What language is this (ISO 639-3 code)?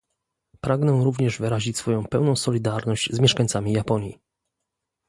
pol